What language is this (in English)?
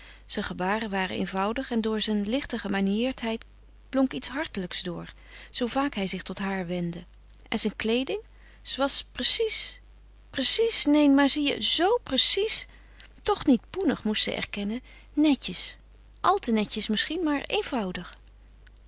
Dutch